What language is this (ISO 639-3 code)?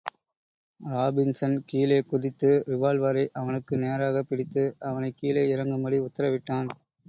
tam